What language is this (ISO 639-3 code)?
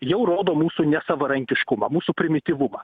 lit